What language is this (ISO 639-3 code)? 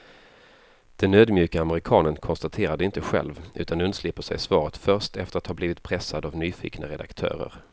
swe